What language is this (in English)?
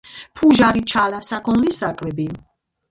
Georgian